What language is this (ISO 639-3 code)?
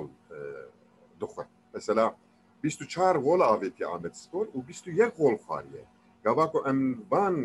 tur